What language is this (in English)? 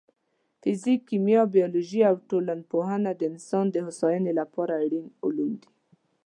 Pashto